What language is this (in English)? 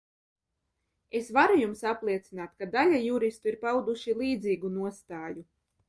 Latvian